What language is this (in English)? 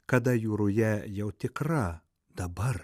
Lithuanian